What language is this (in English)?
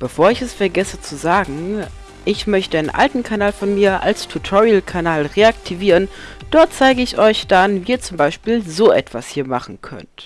German